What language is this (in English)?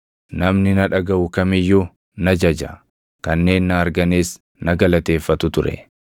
Oromo